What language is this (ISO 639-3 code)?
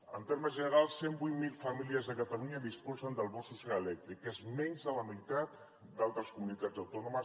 cat